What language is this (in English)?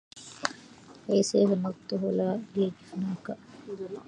Arabic